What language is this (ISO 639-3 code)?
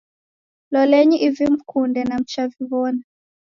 dav